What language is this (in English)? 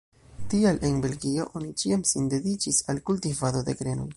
Esperanto